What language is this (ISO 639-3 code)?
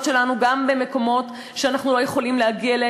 heb